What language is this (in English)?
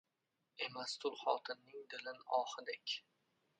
Uzbek